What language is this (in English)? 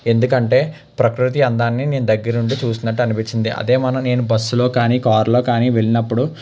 Telugu